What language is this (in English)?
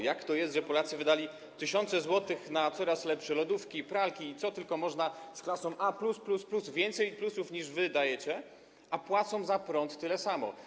Polish